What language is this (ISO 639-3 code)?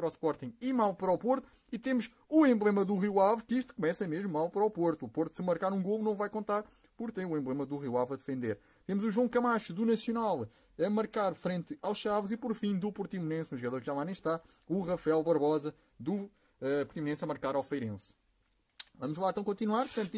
por